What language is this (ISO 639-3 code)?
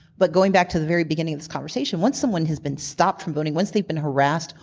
eng